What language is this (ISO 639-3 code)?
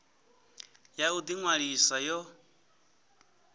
ven